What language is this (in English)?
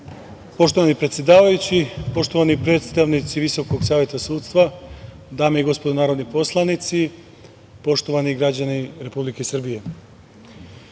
Serbian